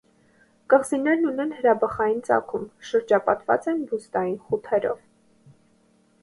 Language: Armenian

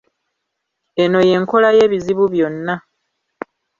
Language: Ganda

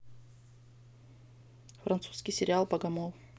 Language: Russian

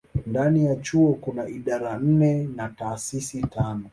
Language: Swahili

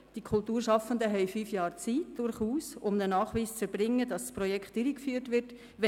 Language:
Swiss German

